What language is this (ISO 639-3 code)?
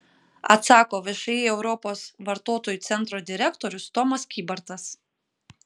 lit